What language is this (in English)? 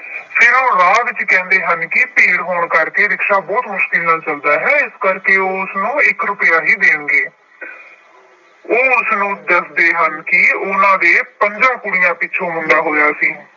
Punjabi